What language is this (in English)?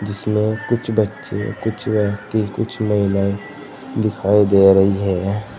Hindi